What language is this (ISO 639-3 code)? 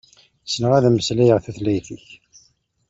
kab